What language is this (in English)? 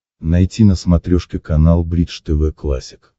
Russian